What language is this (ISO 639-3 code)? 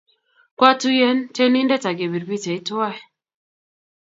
kln